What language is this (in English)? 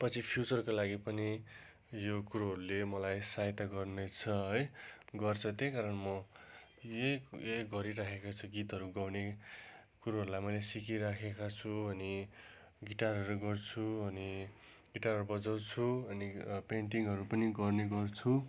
Nepali